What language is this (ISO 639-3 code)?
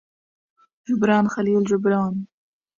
ara